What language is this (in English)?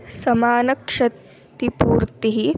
Sanskrit